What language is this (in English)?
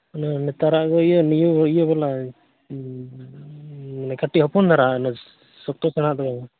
Santali